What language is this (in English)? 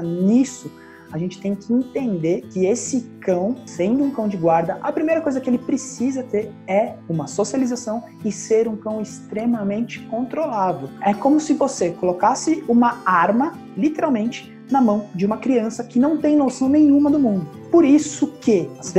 Portuguese